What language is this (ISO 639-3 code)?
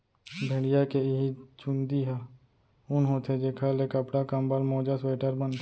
hne